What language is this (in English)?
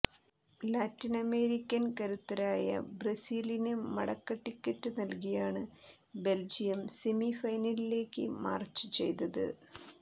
Malayalam